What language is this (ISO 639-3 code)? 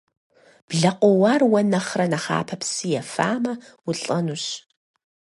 kbd